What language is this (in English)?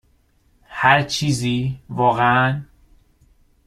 Persian